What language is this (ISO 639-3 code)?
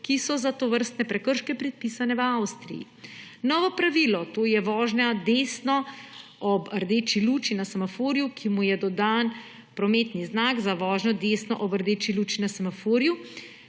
slv